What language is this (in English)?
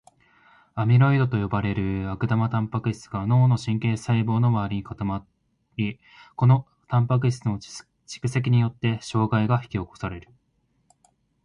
Japanese